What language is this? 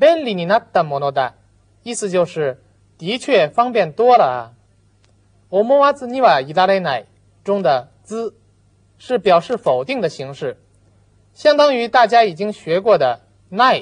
Japanese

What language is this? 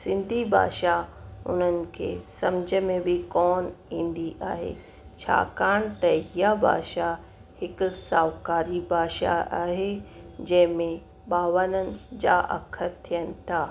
Sindhi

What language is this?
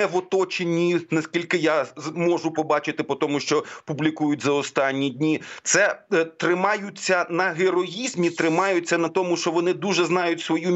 Ukrainian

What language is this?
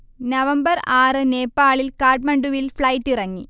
Malayalam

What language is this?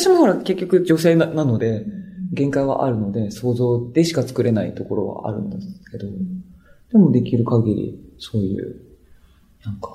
Japanese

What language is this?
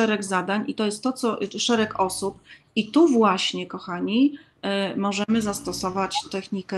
Polish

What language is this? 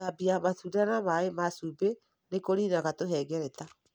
Kikuyu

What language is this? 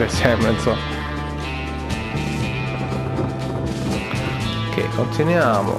Italian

